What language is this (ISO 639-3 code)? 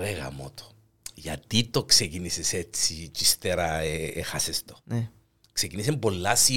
ell